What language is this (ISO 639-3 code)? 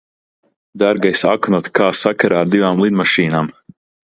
lav